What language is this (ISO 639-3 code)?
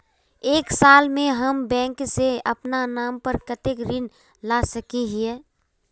mag